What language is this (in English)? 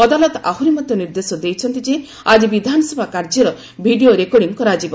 Odia